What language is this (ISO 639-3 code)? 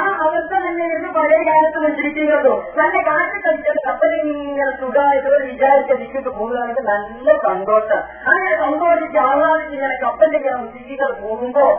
mal